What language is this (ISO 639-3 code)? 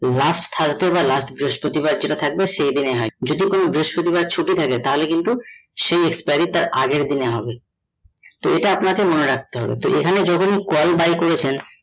ben